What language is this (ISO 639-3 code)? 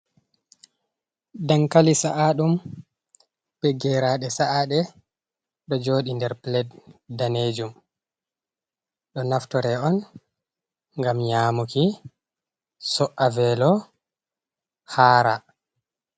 ful